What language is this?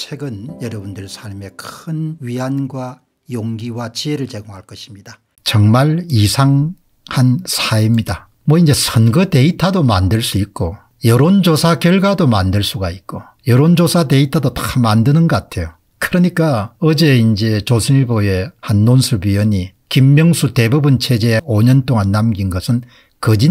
Korean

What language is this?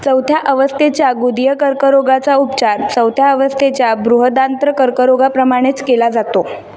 Marathi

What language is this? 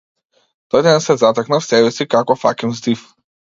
Macedonian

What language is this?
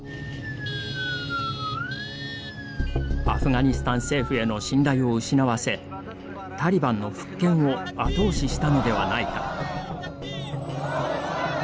Japanese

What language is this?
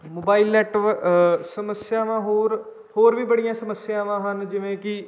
Punjabi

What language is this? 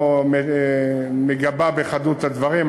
Hebrew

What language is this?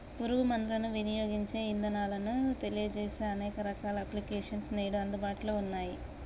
Telugu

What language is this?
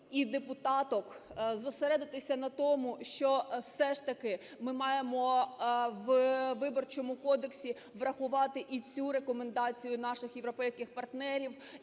Ukrainian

